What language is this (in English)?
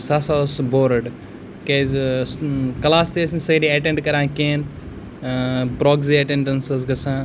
Kashmiri